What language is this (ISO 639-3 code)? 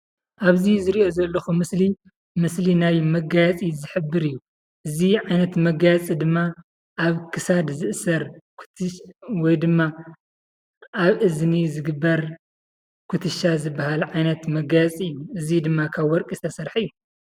tir